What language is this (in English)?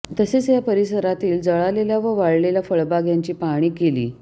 Marathi